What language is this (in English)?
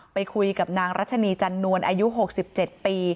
Thai